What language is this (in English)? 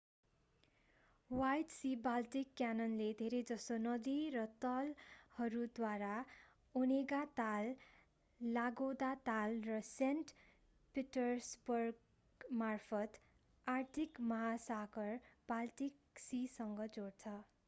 Nepali